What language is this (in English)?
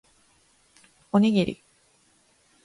Japanese